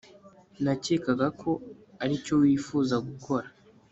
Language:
Kinyarwanda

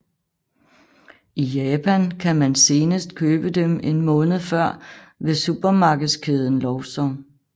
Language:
Danish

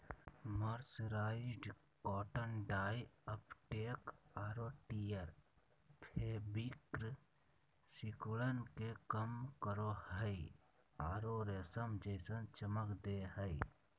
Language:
Magahi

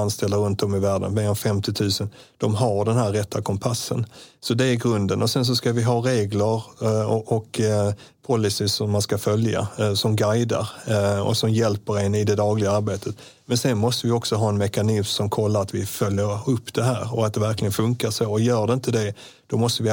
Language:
Swedish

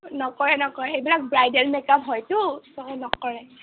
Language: Assamese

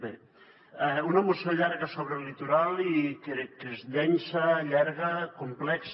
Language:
Catalan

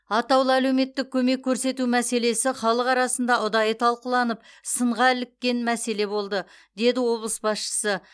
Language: Kazakh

